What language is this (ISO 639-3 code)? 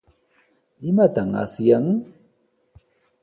qws